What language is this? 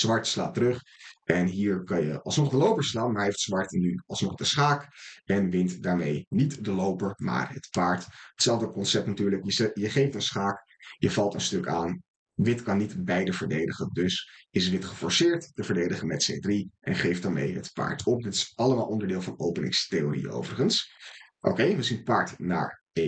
Dutch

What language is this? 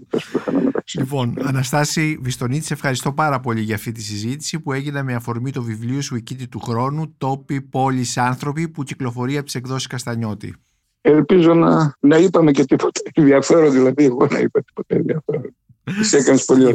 Greek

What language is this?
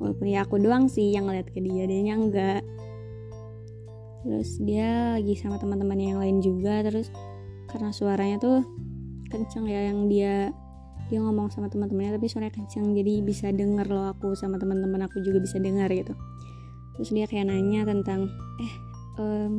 Indonesian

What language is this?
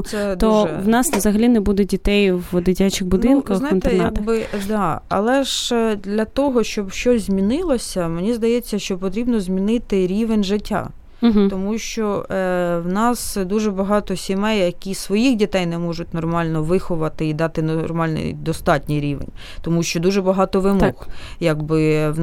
Ukrainian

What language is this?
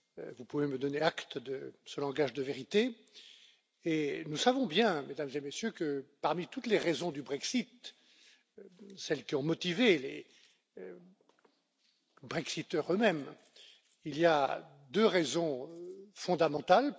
French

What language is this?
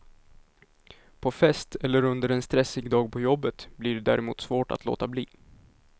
Swedish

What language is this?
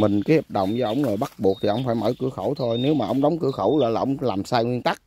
Vietnamese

